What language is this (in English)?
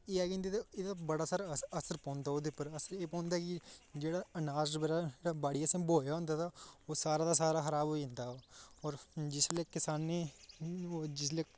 Dogri